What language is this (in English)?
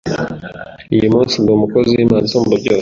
Kinyarwanda